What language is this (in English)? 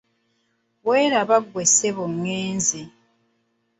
Ganda